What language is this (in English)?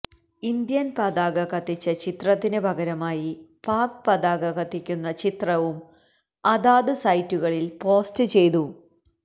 Malayalam